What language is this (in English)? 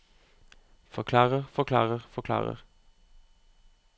Norwegian